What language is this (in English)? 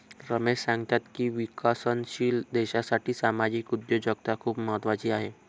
Marathi